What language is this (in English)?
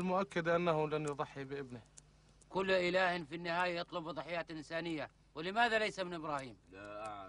Arabic